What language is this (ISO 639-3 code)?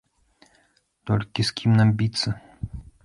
bel